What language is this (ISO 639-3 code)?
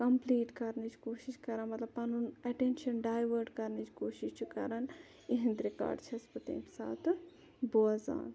kas